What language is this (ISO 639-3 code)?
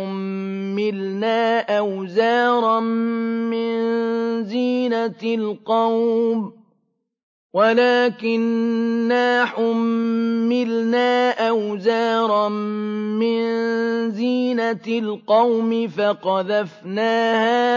ara